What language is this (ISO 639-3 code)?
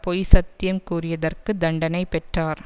tam